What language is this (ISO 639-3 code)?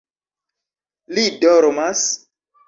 epo